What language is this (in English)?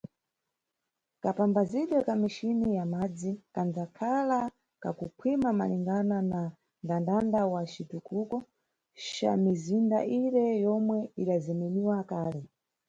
Nyungwe